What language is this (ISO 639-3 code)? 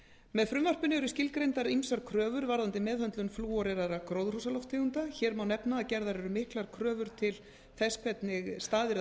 isl